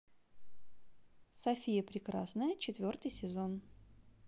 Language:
Russian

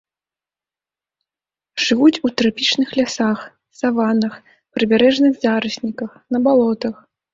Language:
Belarusian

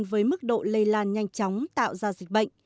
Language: Vietnamese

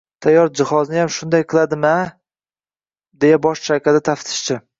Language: Uzbek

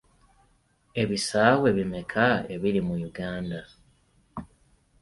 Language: Ganda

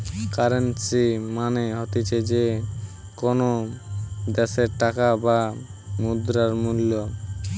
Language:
Bangla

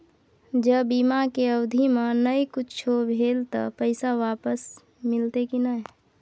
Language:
Maithili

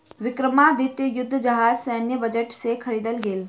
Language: Maithili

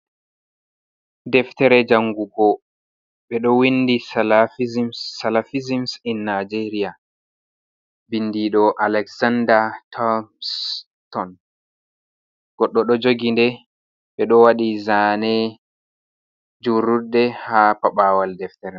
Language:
Fula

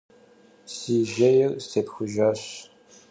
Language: Kabardian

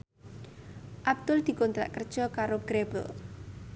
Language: Javanese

